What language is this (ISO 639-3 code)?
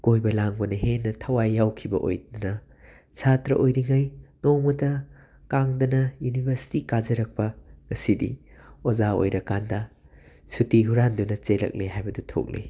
mni